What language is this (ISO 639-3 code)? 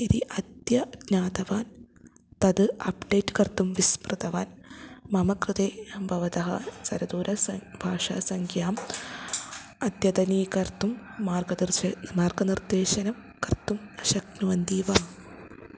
san